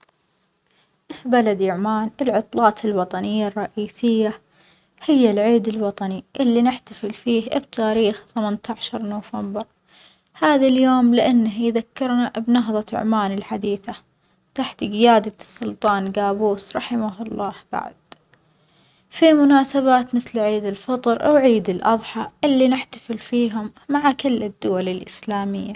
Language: Omani Arabic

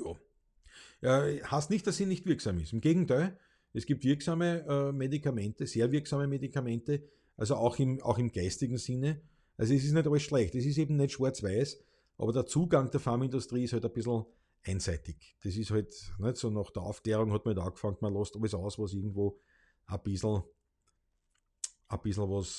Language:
German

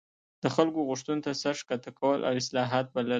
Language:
Pashto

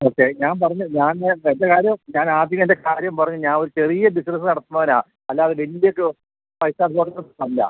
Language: Malayalam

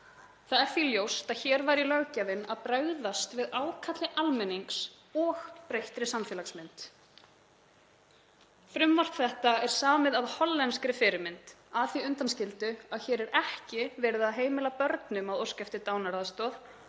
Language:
Icelandic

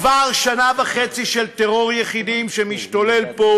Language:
Hebrew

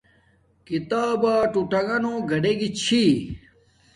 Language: Domaaki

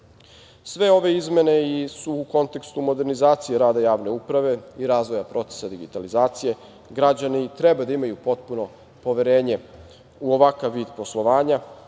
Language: Serbian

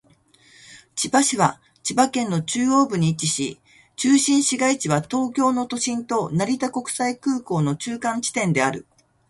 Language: Japanese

